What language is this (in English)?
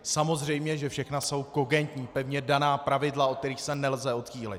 Czech